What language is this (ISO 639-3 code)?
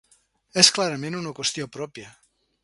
cat